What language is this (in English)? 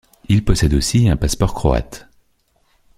French